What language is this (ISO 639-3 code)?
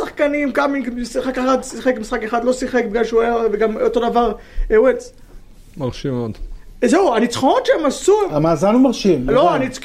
heb